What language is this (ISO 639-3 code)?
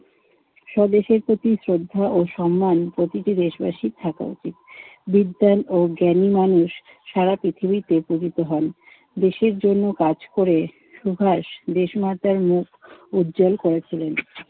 ben